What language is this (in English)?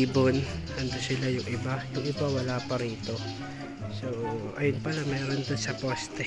Filipino